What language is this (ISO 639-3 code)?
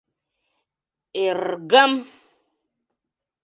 chm